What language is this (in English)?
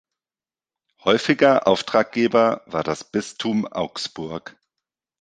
German